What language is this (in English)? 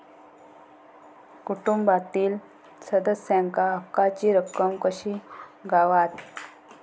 Marathi